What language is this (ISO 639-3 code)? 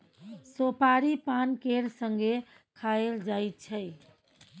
mai